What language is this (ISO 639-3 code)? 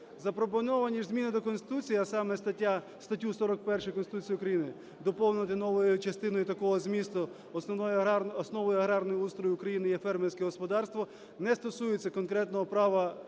ukr